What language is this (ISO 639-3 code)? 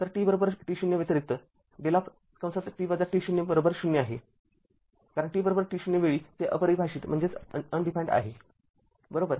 mar